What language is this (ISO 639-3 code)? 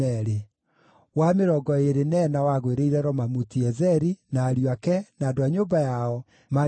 kik